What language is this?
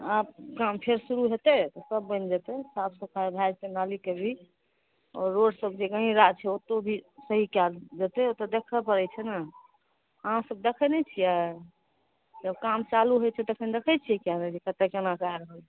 Maithili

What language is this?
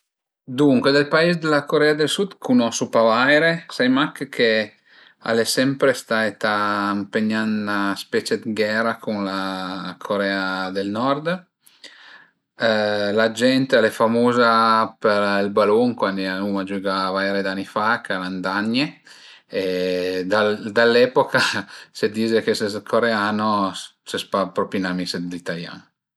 Piedmontese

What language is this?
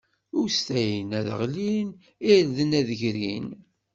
Kabyle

